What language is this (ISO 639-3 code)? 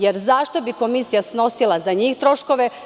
srp